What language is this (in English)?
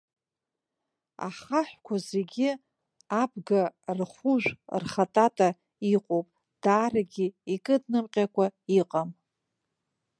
Abkhazian